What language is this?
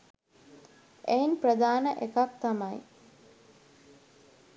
Sinhala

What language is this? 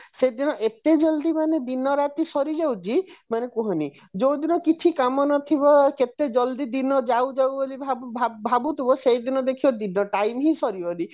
Odia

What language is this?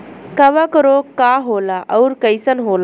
Bhojpuri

